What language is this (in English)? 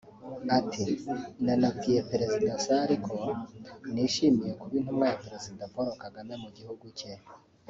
Kinyarwanda